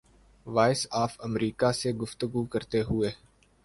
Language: Urdu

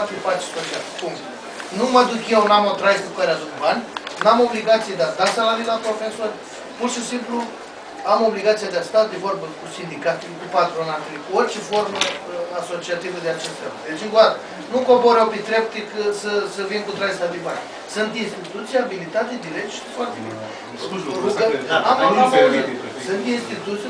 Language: Romanian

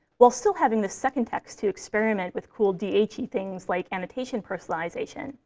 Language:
English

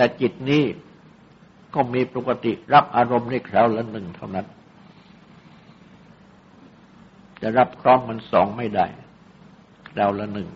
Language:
Thai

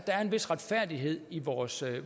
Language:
Danish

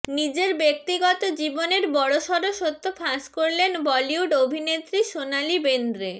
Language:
Bangla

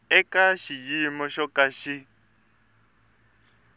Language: Tsonga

